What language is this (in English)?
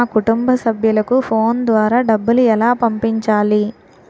Telugu